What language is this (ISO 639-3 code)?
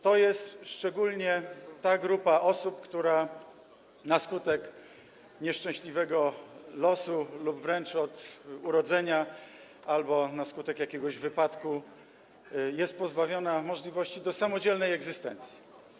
pol